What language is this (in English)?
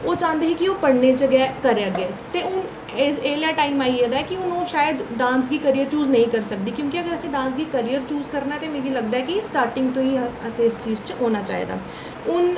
Dogri